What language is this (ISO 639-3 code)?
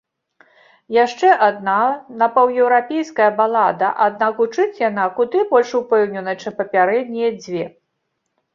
bel